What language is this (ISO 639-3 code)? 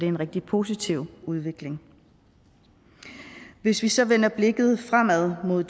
dan